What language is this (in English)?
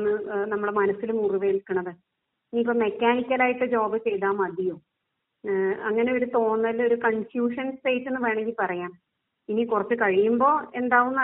Malayalam